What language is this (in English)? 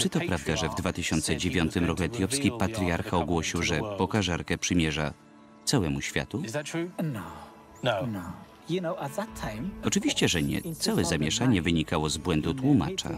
Polish